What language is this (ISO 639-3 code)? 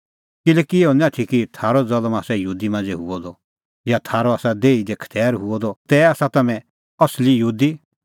kfx